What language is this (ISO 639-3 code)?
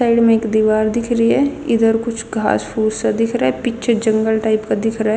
bgc